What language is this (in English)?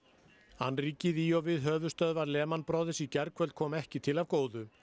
Icelandic